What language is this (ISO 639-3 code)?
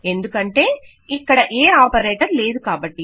tel